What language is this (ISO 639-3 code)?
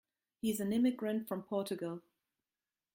eng